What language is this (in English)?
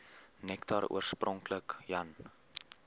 Afrikaans